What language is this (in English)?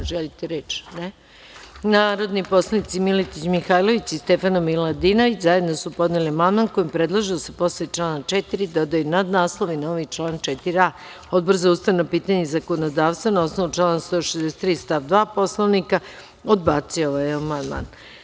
Serbian